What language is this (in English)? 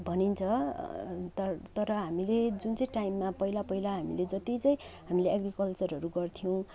Nepali